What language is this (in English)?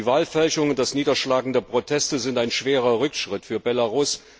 German